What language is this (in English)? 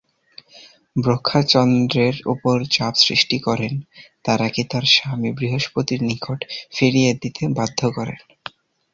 Bangla